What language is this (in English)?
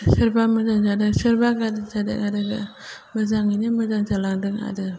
Bodo